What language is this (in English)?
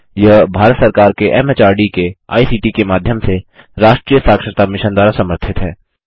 Hindi